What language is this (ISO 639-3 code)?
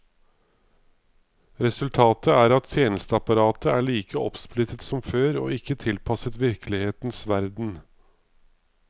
nor